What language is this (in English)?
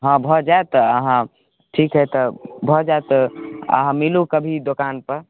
Maithili